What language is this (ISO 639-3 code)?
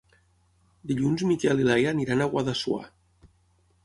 cat